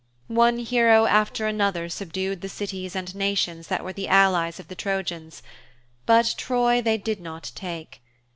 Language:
English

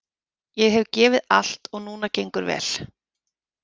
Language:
Icelandic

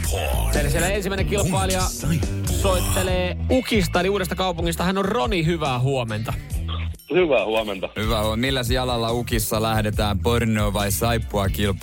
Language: Finnish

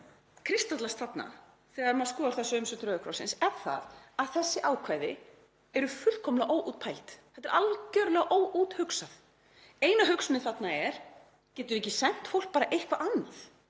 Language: Icelandic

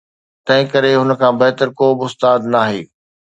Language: Sindhi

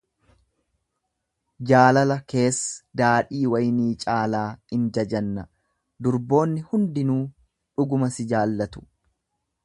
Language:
Oromo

